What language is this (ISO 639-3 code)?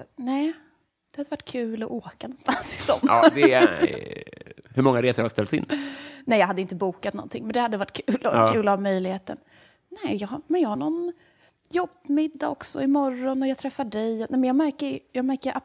swe